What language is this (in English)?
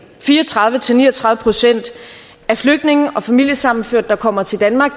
Danish